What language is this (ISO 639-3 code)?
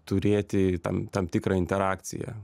lit